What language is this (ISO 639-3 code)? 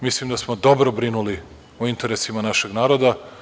srp